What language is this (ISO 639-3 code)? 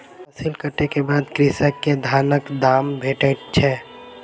mai